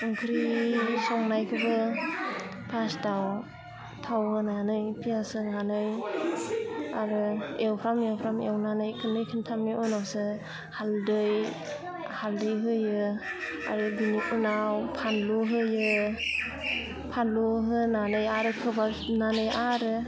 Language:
Bodo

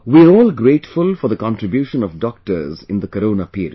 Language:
English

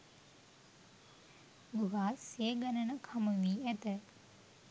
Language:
Sinhala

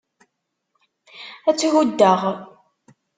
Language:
Kabyle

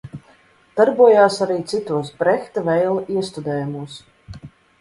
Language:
Latvian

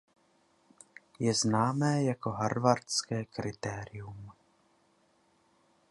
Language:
Czech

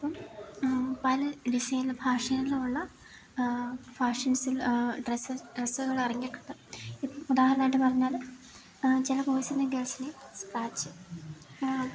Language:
Malayalam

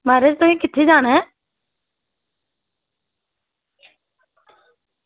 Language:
Dogri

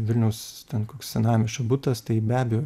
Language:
Lithuanian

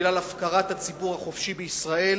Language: Hebrew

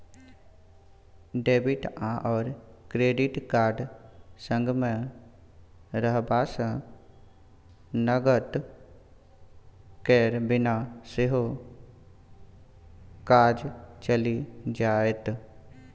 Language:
Maithili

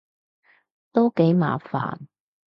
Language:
Cantonese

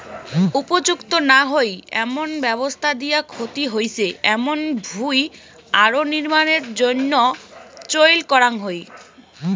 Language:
Bangla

